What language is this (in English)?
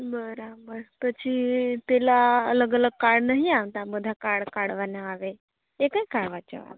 Gujarati